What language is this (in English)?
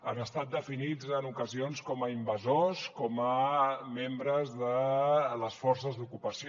Catalan